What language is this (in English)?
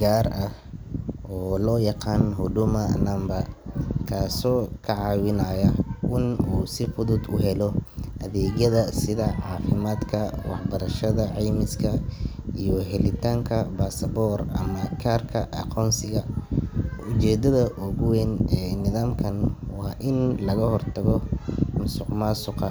Somali